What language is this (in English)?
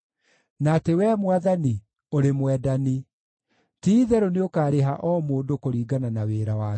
Kikuyu